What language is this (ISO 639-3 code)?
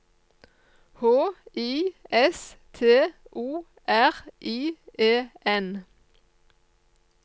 nor